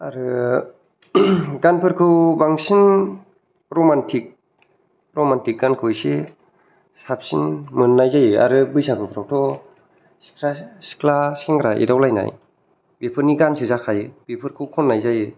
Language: Bodo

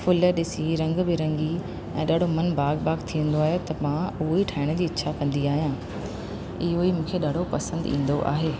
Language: Sindhi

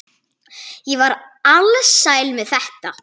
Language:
Icelandic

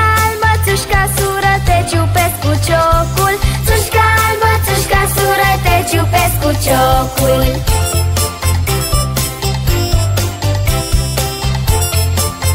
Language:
Romanian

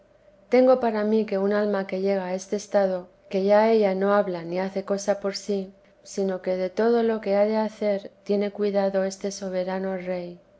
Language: Spanish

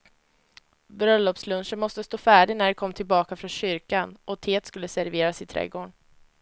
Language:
Swedish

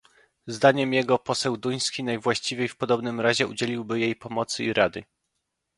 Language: Polish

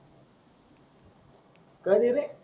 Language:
Marathi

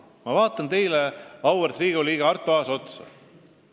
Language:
Estonian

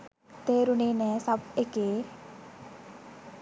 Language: Sinhala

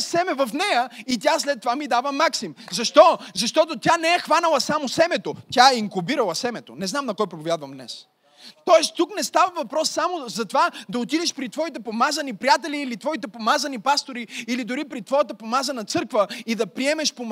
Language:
Bulgarian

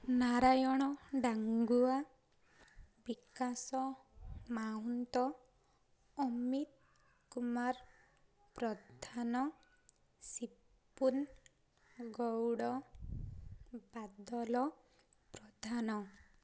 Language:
Odia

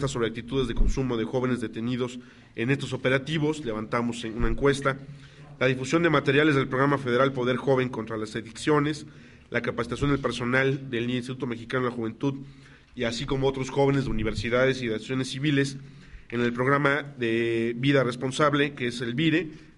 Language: Spanish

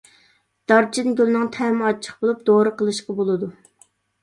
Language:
Uyghur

